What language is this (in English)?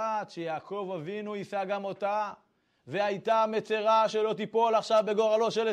Hebrew